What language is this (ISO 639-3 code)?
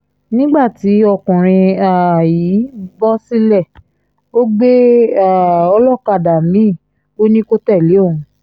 yor